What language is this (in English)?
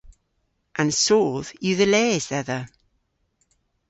Cornish